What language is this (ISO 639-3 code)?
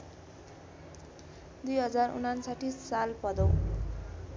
nep